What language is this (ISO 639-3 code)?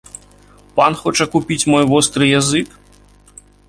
bel